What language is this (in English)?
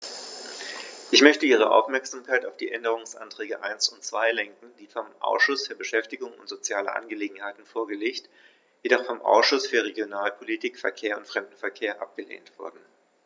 German